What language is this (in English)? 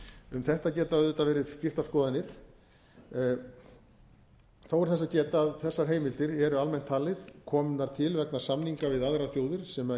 Icelandic